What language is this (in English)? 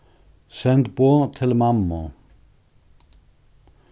Faroese